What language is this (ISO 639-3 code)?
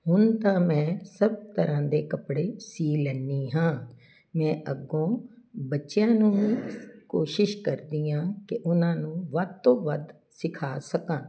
pan